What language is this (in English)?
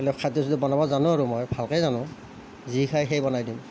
Assamese